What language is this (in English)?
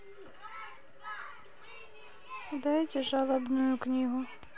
Russian